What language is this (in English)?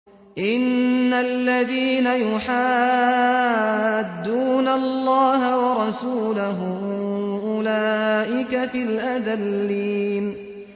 Arabic